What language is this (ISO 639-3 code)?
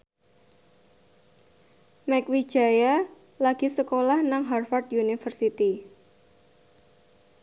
jav